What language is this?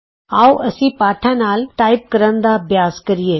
Punjabi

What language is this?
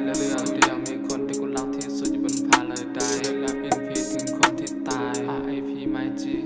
Thai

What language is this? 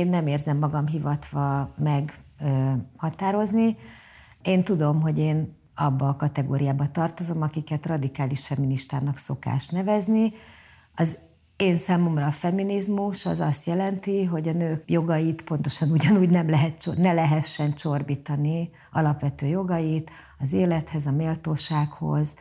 Hungarian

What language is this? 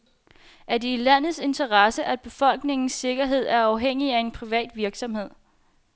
Danish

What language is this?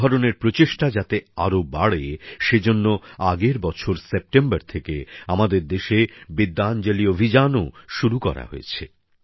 Bangla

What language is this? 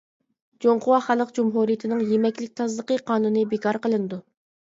Uyghur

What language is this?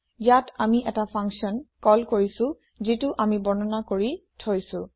Assamese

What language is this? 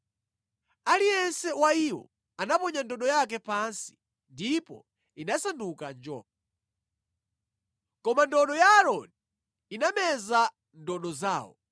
Nyanja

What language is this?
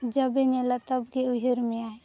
Santali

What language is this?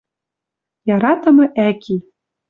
Western Mari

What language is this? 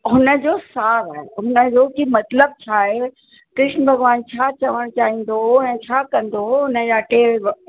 Sindhi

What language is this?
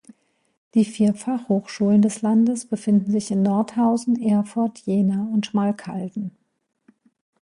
German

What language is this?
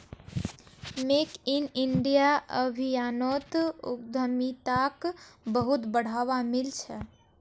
Magahi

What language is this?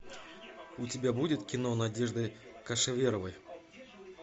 Russian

